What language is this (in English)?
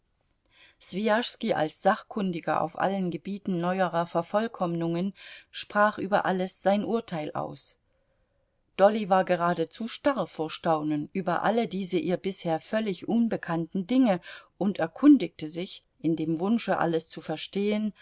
German